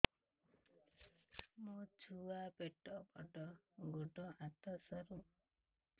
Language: Odia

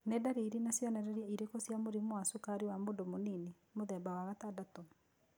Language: Kikuyu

